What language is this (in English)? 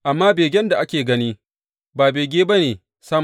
Hausa